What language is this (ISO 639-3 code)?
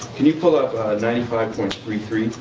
eng